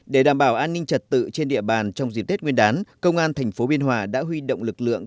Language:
Vietnamese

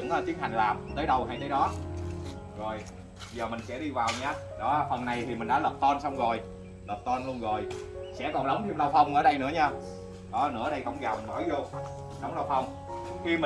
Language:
Vietnamese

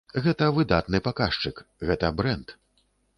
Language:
Belarusian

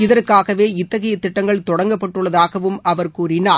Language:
Tamil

